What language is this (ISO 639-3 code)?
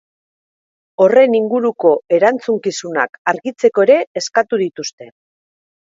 eus